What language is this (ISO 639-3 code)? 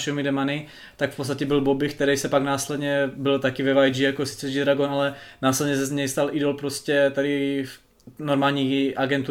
ces